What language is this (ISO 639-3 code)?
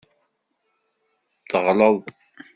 kab